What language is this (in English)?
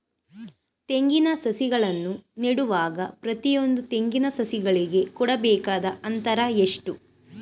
Kannada